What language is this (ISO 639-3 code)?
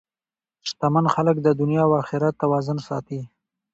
pus